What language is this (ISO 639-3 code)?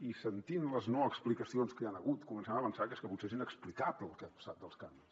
cat